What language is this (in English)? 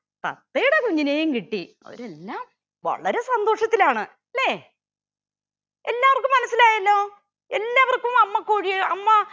Malayalam